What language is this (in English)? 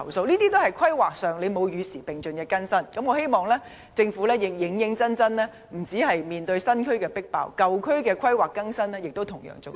Cantonese